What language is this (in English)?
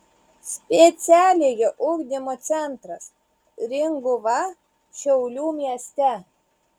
Lithuanian